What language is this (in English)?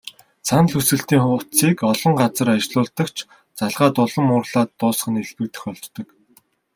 Mongolian